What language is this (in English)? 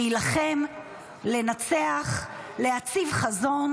Hebrew